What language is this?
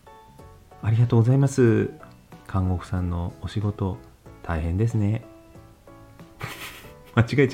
Japanese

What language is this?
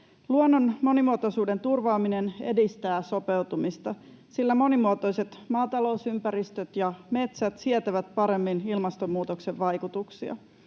Finnish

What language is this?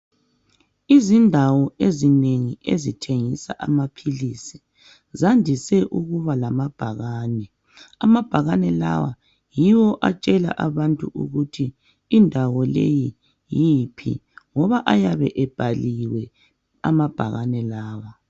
North Ndebele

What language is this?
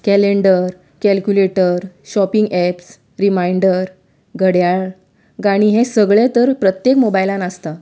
Konkani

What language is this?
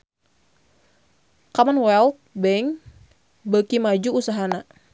Sundanese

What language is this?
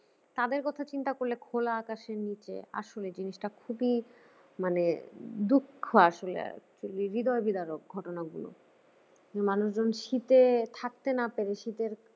Bangla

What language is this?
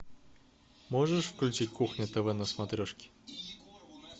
Russian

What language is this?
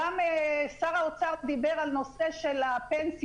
Hebrew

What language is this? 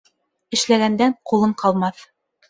Bashkir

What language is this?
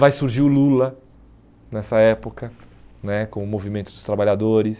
Portuguese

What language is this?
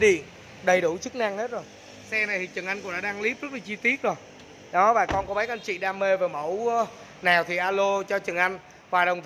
Vietnamese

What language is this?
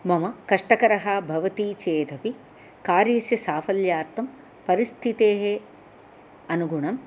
Sanskrit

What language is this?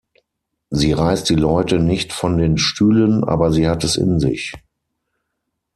German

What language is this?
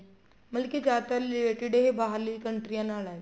Punjabi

